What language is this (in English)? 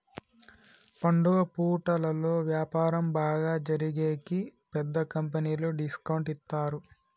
Telugu